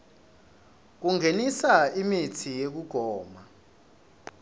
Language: Swati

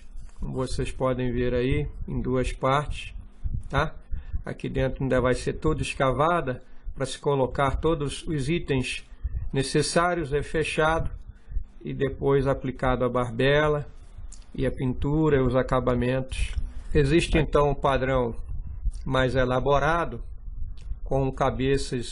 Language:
Portuguese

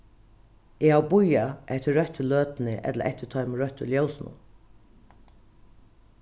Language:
Faroese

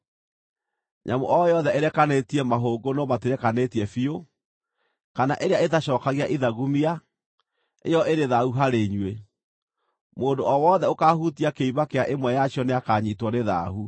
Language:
Kikuyu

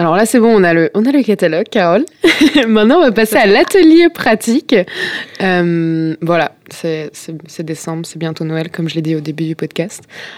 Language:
French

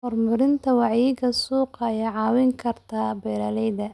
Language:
Somali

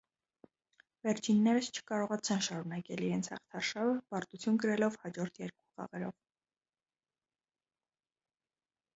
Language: Armenian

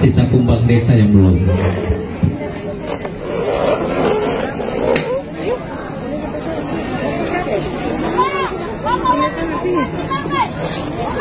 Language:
Indonesian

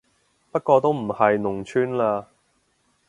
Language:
Cantonese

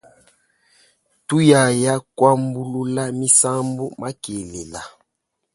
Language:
Luba-Lulua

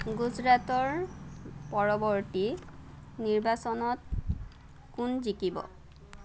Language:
Assamese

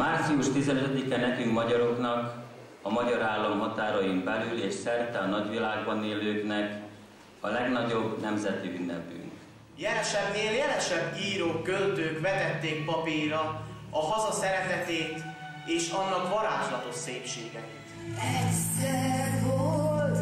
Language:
Hungarian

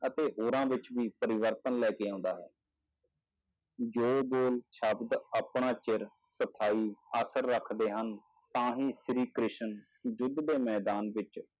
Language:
Punjabi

